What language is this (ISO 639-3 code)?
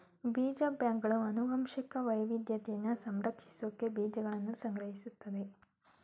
kan